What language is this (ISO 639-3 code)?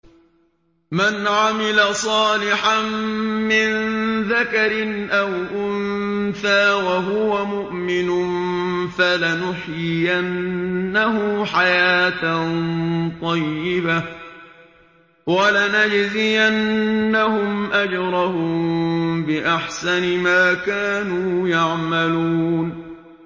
ara